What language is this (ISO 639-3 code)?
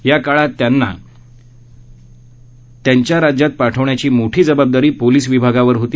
mar